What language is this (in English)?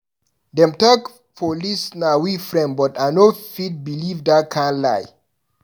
Nigerian Pidgin